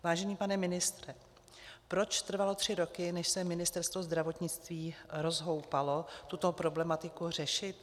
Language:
Czech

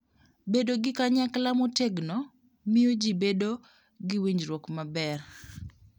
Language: Luo (Kenya and Tanzania)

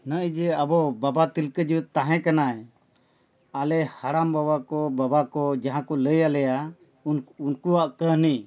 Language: Santali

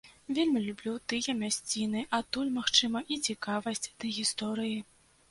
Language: Belarusian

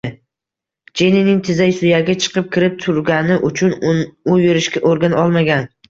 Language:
Uzbek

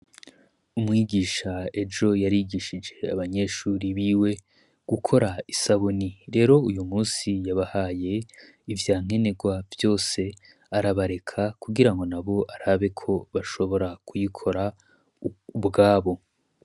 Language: Rundi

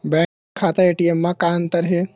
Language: Chhattisgarhi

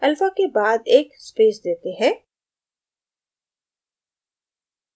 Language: Hindi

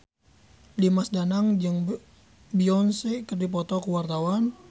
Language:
Sundanese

